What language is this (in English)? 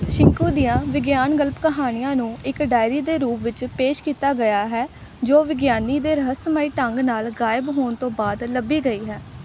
Punjabi